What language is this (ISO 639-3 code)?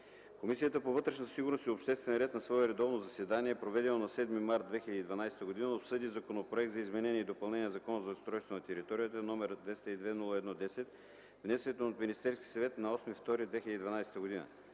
bul